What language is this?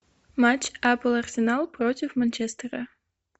Russian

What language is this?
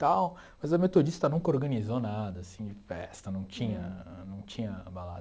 Portuguese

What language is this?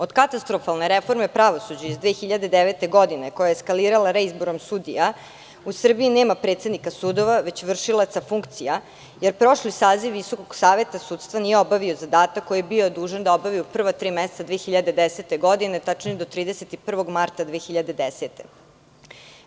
Serbian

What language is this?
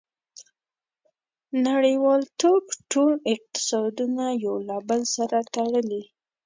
Pashto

